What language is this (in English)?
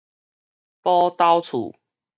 Min Nan Chinese